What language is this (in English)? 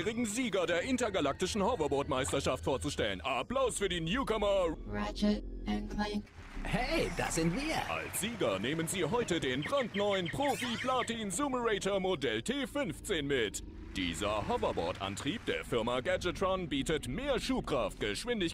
German